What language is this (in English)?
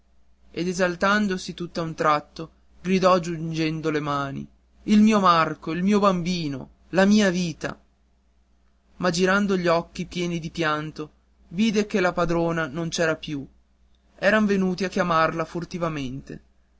Italian